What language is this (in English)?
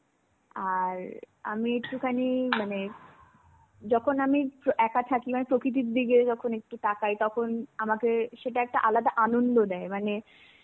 Bangla